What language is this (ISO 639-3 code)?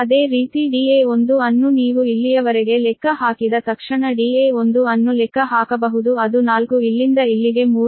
kan